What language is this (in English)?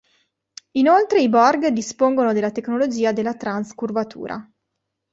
Italian